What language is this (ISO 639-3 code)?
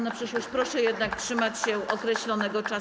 pol